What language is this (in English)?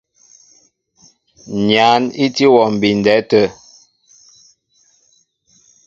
Mbo (Cameroon)